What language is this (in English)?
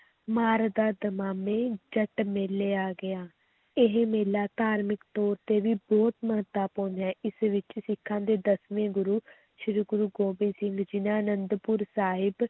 Punjabi